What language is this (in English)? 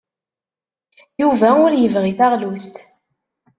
Kabyle